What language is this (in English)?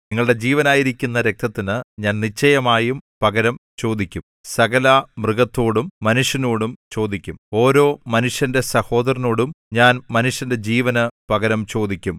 Malayalam